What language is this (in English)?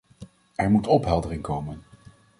Dutch